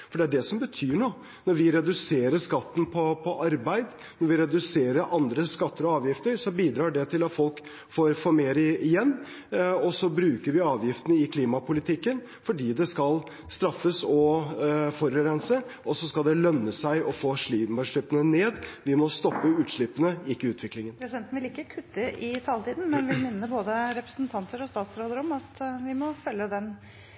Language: Norwegian Bokmål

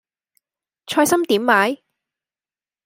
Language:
Cantonese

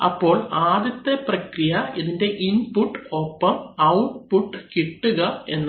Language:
Malayalam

